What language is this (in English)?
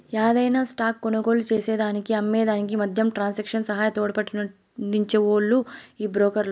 Telugu